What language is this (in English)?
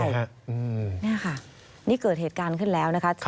Thai